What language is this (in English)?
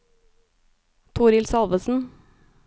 Norwegian